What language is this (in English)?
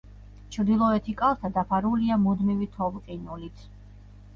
Georgian